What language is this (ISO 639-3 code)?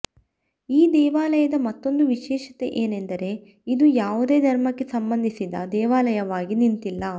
kan